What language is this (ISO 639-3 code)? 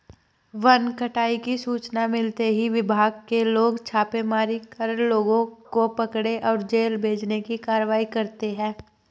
hin